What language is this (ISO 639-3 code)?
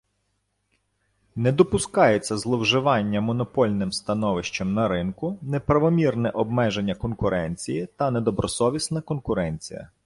ukr